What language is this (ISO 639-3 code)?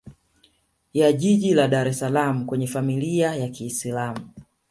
swa